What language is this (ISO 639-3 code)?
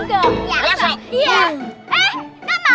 ind